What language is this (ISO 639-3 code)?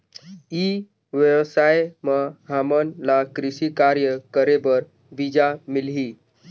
hne